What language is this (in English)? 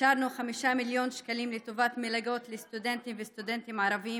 Hebrew